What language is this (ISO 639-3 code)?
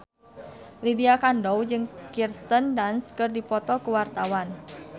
sun